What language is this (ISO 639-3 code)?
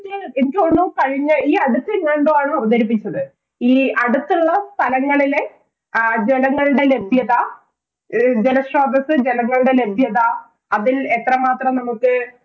mal